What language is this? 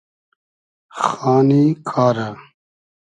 Hazaragi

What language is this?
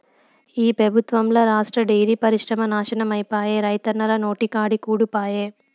Telugu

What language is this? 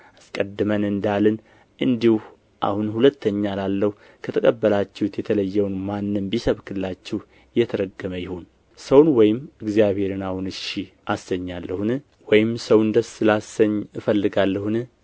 Amharic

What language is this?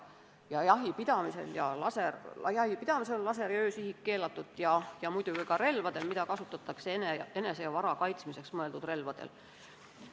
Estonian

